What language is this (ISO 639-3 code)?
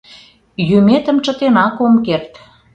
chm